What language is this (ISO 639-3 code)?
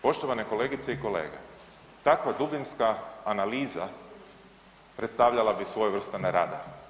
hrv